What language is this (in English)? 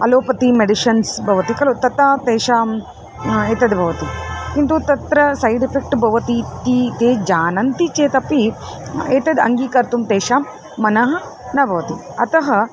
Sanskrit